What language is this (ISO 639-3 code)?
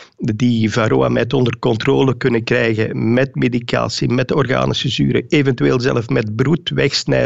nld